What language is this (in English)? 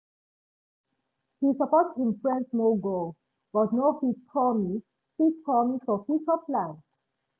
Nigerian Pidgin